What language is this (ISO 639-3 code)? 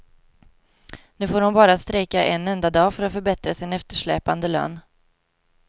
swe